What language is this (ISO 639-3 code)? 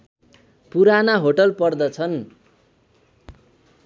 nep